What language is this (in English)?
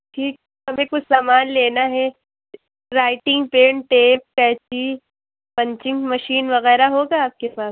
Urdu